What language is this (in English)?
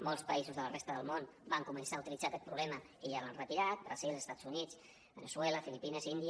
Catalan